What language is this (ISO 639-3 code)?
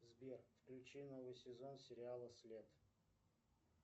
rus